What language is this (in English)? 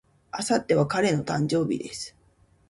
Japanese